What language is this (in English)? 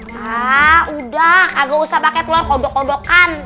Indonesian